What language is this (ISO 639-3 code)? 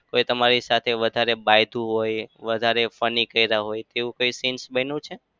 guj